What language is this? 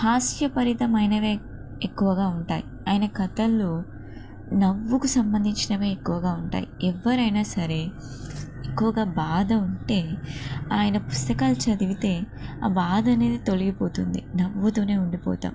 Telugu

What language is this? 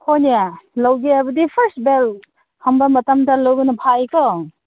Manipuri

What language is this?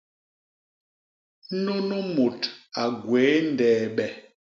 Basaa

